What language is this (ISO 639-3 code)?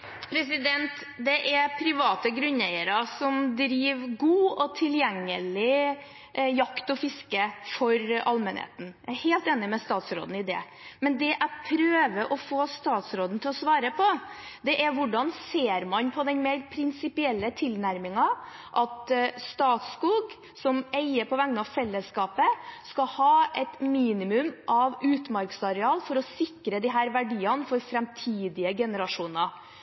nor